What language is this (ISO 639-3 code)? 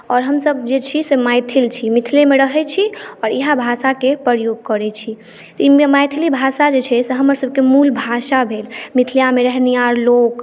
mai